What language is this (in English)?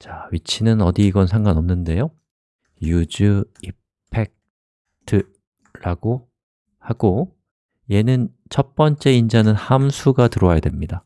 Korean